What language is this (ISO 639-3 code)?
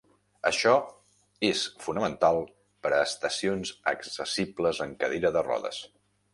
cat